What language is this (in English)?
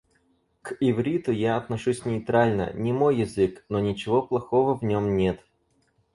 Russian